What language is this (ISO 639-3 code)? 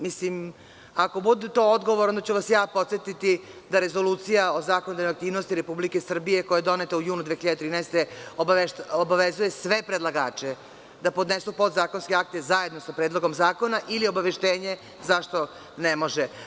srp